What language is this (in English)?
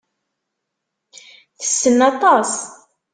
Kabyle